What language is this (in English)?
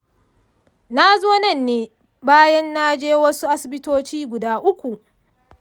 Hausa